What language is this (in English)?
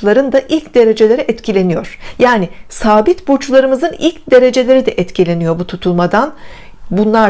Turkish